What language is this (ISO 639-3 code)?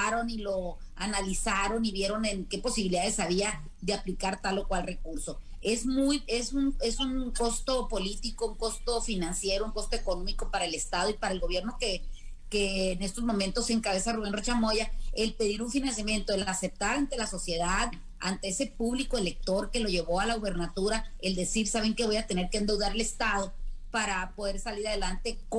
spa